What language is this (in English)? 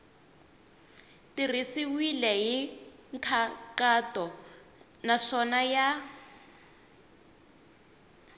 Tsonga